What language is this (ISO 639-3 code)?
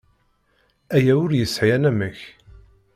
kab